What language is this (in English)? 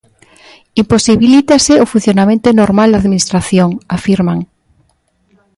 Galician